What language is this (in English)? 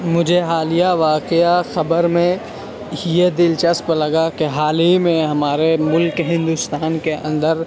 Urdu